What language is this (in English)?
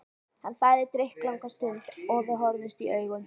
Icelandic